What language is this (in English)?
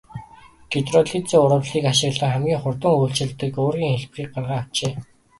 Mongolian